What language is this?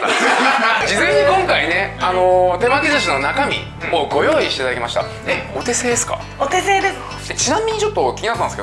Japanese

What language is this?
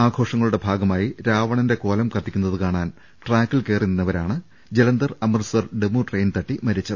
Malayalam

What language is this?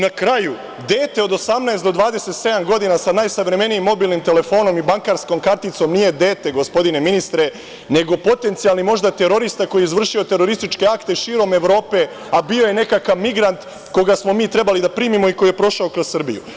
Serbian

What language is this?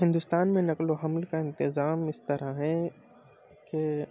Urdu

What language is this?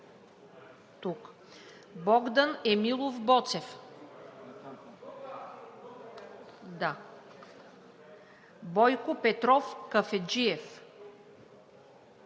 Bulgarian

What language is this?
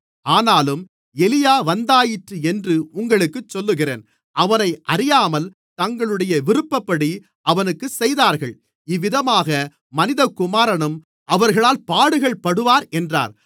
Tamil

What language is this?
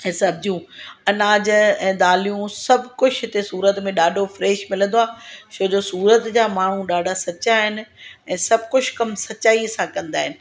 Sindhi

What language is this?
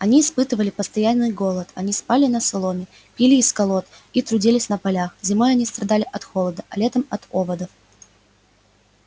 Russian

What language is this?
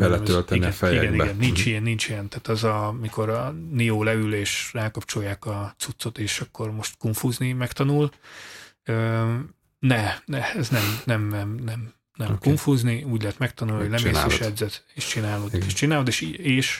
Hungarian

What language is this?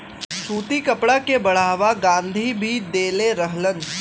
Bhojpuri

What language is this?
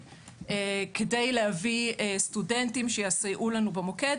Hebrew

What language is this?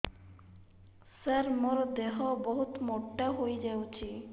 Odia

